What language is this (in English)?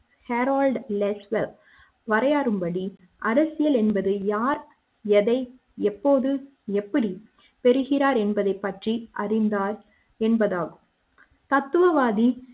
Tamil